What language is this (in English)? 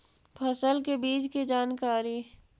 Magahi